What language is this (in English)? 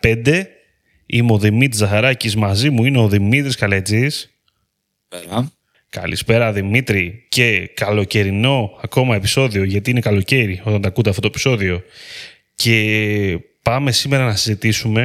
Greek